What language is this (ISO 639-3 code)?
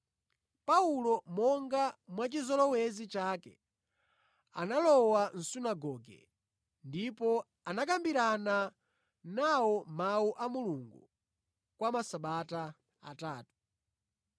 nya